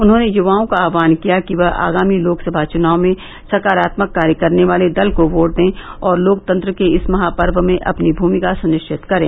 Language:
Hindi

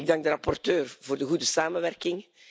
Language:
Dutch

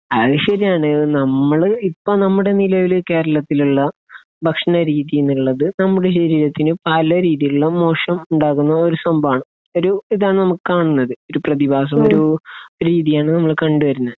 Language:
Malayalam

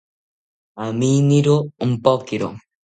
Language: South Ucayali Ashéninka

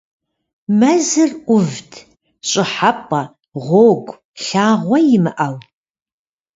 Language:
Kabardian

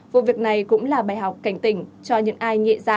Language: Vietnamese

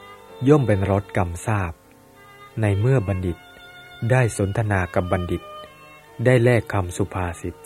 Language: Thai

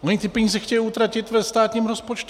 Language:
Czech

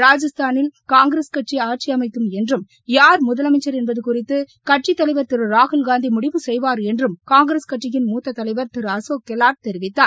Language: Tamil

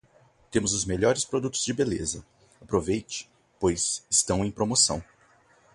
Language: Portuguese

